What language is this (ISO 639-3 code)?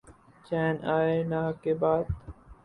urd